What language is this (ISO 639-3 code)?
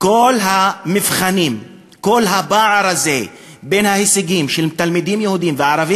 heb